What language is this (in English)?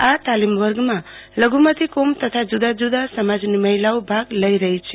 Gujarati